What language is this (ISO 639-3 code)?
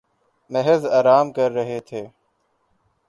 urd